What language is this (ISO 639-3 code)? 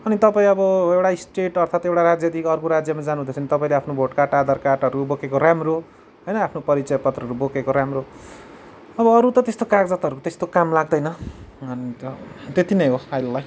nep